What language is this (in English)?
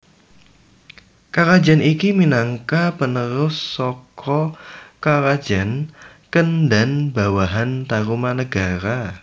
Javanese